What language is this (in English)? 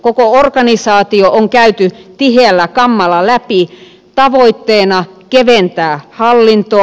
Finnish